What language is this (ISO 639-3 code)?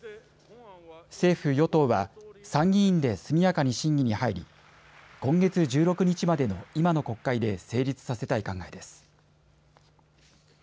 jpn